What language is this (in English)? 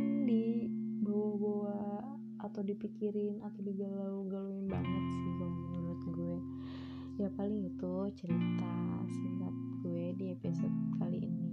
Indonesian